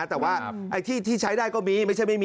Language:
Thai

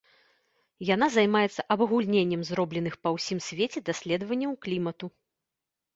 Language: Belarusian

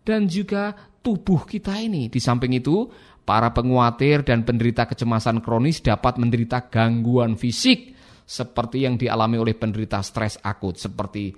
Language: Indonesian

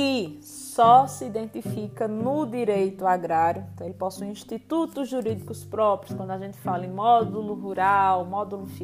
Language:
Portuguese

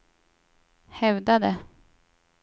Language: Swedish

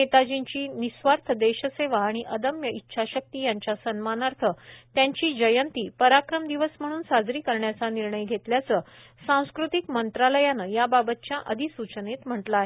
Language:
Marathi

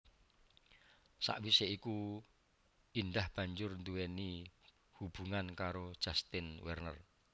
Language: Javanese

